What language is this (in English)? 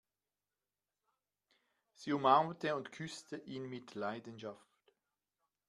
German